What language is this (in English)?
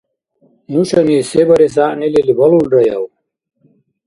Dargwa